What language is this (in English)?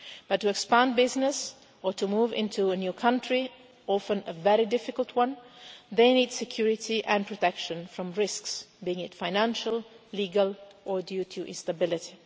English